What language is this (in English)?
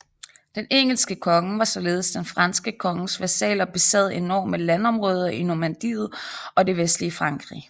Danish